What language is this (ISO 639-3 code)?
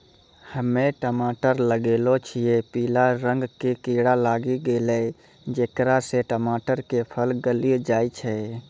mai